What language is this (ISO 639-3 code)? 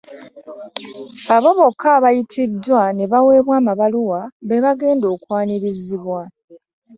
lug